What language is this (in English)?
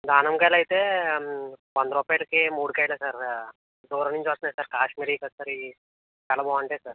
Telugu